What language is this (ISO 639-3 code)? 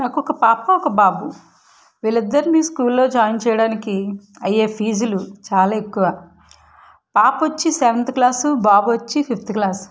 tel